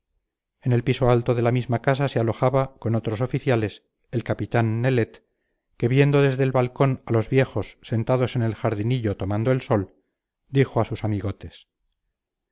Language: Spanish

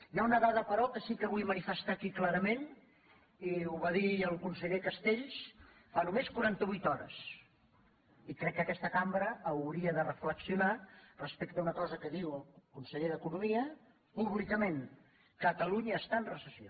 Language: Catalan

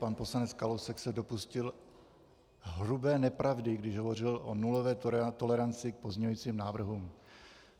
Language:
Czech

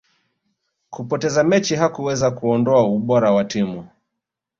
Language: Swahili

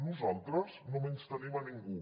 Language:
Catalan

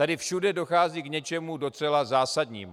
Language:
Czech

